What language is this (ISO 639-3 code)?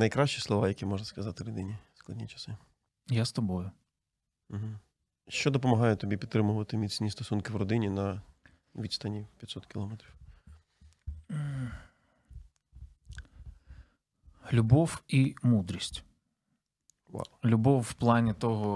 ukr